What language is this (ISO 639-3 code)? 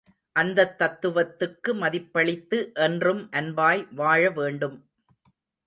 tam